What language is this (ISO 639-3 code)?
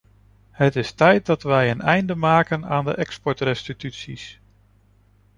nld